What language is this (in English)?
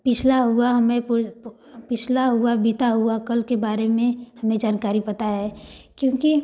Hindi